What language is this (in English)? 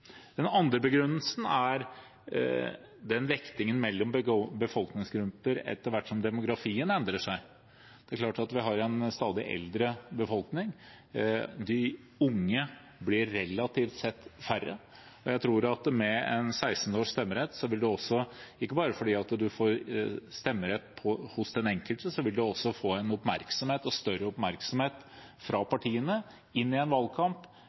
Norwegian Bokmål